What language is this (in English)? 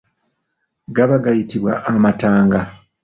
Ganda